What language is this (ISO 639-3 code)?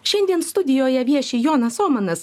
lit